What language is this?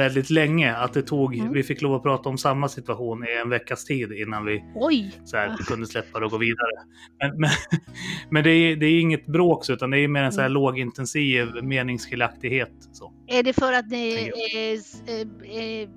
Swedish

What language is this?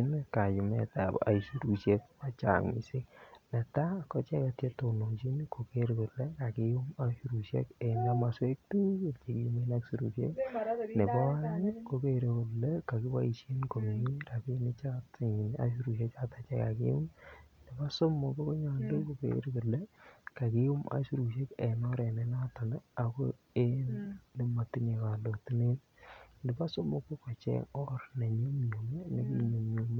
Kalenjin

